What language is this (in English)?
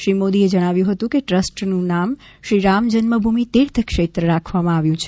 Gujarati